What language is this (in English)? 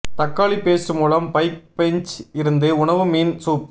Tamil